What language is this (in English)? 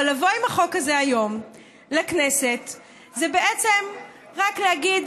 Hebrew